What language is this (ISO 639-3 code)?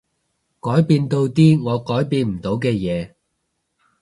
yue